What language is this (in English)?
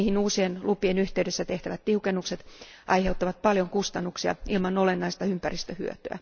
Finnish